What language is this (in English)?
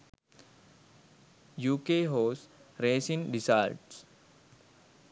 Sinhala